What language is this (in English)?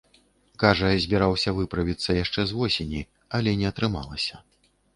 Belarusian